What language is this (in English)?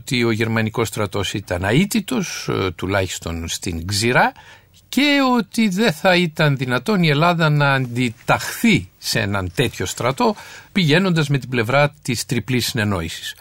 Greek